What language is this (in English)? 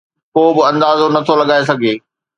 Sindhi